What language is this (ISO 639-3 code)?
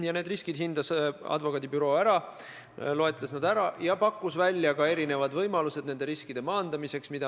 est